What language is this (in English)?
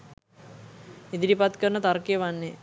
Sinhala